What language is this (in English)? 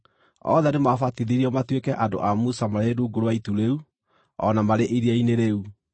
Kikuyu